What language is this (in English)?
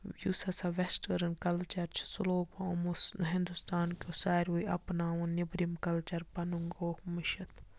Kashmiri